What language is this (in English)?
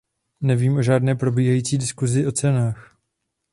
Czech